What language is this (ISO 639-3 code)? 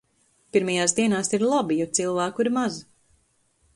lav